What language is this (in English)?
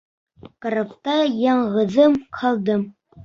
Bashkir